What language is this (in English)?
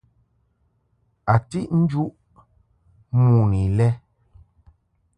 Mungaka